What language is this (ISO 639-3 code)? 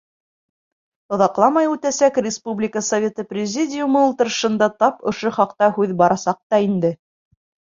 bak